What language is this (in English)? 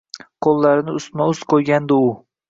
Uzbek